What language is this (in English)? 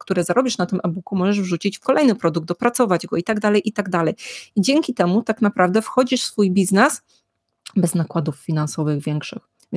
Polish